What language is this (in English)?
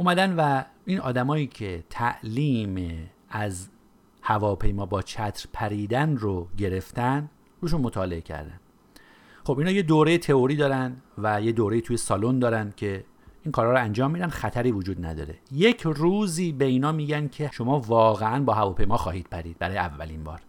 Persian